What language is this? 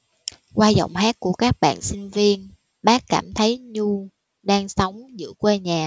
Vietnamese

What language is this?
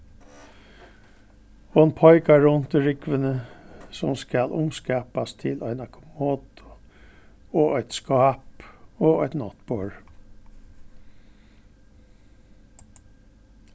Faroese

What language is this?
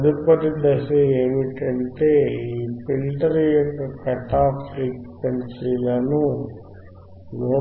Telugu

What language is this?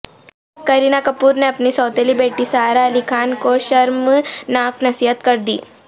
Urdu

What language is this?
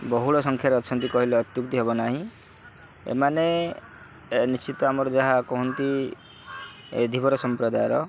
Odia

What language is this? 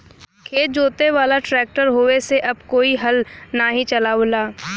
Bhojpuri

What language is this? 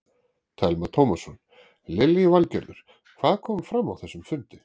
Icelandic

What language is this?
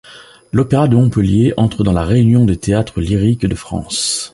French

